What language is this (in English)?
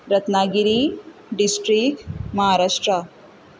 Konkani